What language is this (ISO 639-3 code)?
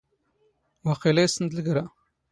zgh